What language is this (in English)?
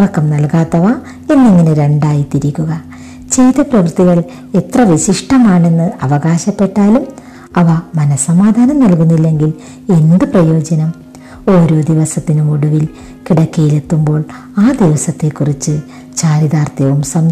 Malayalam